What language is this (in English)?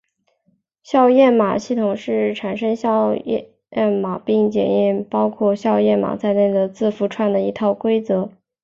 Chinese